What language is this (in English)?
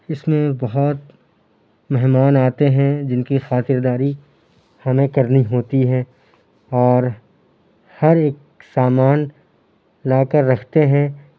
Urdu